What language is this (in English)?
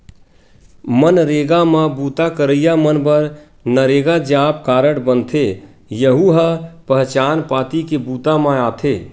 Chhattisgarhi